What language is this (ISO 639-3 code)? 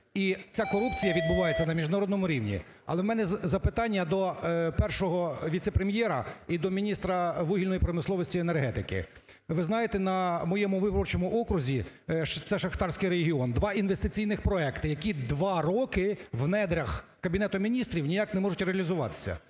ukr